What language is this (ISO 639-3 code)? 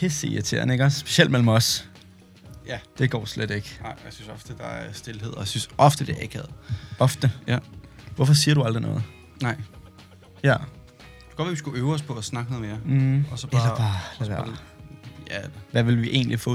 dan